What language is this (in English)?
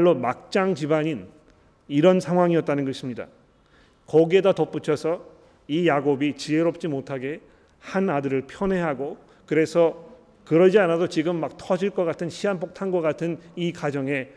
Korean